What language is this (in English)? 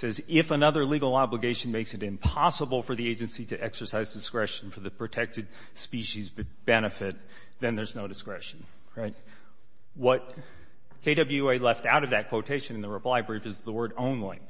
English